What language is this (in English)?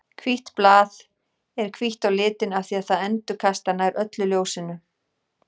Icelandic